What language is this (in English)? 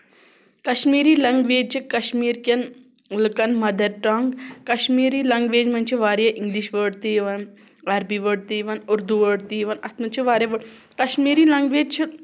Kashmiri